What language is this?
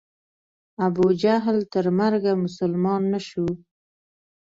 Pashto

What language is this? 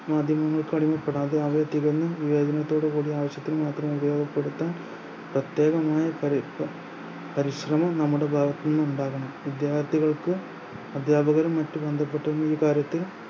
Malayalam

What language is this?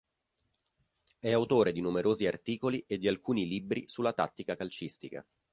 Italian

